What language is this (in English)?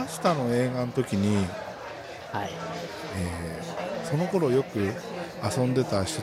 Japanese